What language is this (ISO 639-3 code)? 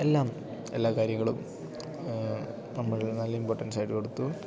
mal